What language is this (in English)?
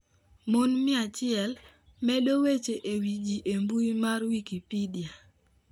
Luo (Kenya and Tanzania)